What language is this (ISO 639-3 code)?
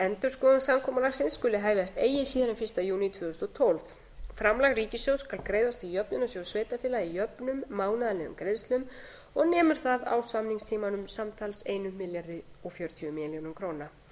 isl